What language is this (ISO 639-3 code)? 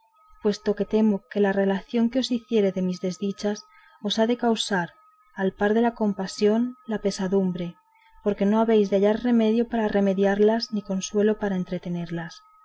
spa